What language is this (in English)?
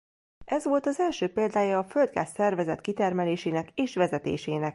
Hungarian